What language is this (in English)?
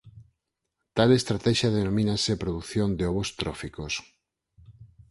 Galician